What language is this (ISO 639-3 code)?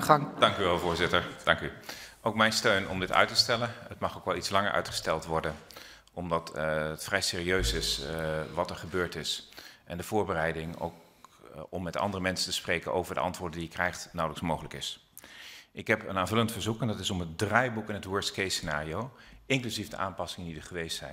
nld